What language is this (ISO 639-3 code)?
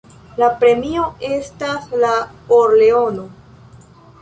epo